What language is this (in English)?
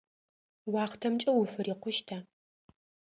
Adyghe